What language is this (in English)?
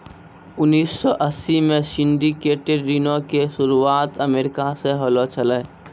Maithili